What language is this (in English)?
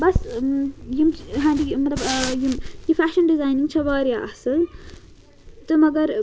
Kashmiri